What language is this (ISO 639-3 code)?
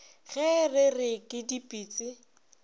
nso